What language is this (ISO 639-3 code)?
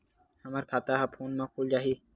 hne